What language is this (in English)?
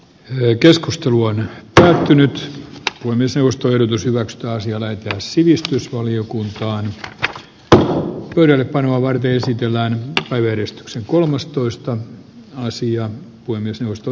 Finnish